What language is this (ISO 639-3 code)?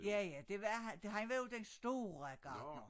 dan